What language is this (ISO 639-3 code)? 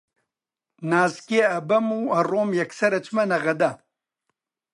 ckb